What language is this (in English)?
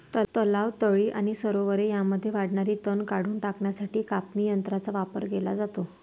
Marathi